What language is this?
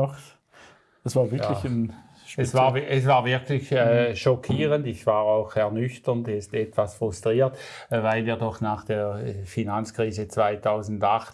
German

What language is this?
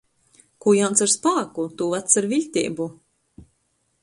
Latgalian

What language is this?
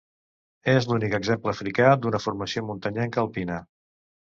Catalan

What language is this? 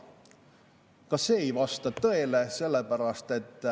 Estonian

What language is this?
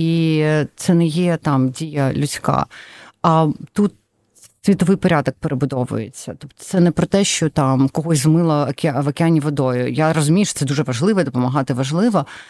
Ukrainian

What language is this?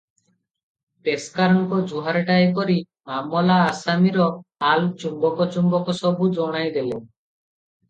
Odia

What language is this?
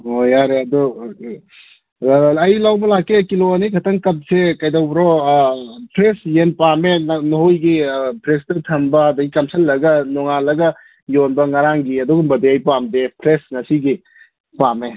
Manipuri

